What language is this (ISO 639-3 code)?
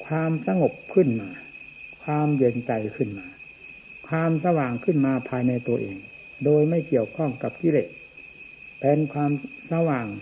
tha